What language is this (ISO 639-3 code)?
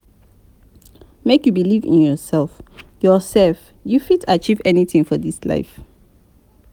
pcm